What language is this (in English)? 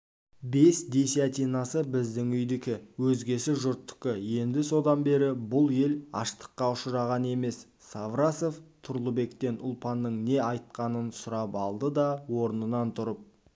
Kazakh